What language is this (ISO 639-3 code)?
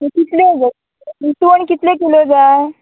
kok